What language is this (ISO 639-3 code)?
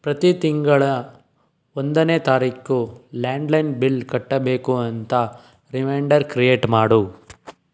kan